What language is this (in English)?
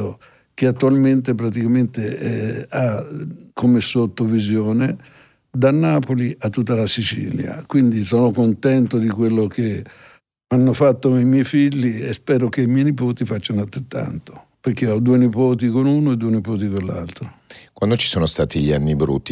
Italian